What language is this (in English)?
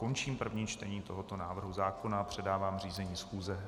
Czech